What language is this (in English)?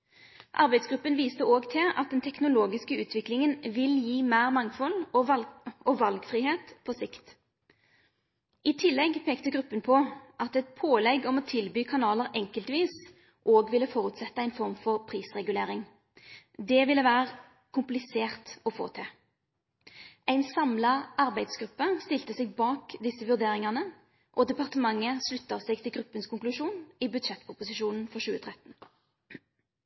Norwegian Nynorsk